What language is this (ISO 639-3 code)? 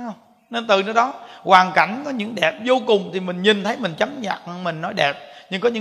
vie